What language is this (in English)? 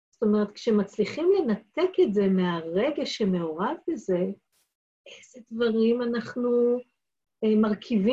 Hebrew